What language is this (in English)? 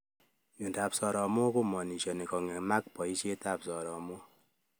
Kalenjin